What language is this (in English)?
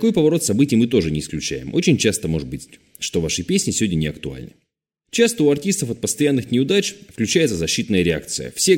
Russian